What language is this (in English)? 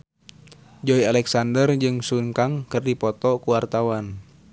Sundanese